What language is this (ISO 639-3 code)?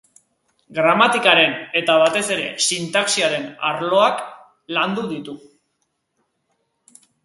eus